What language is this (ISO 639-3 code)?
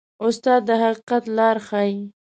pus